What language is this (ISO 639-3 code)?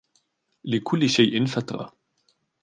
ara